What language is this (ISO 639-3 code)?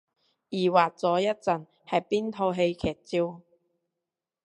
yue